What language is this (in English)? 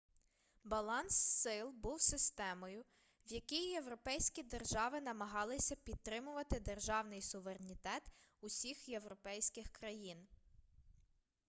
Ukrainian